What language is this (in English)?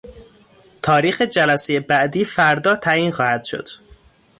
Persian